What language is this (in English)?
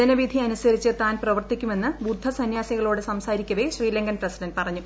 Malayalam